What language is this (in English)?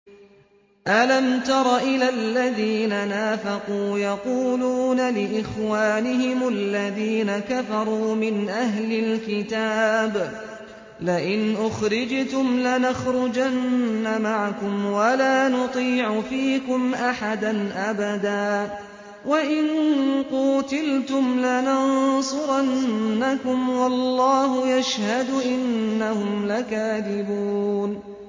Arabic